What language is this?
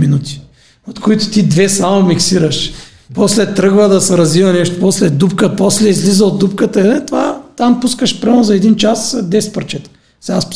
Bulgarian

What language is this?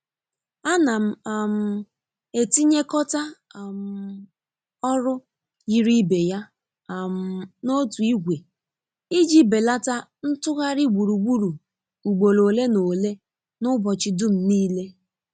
Igbo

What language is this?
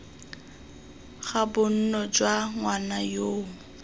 Tswana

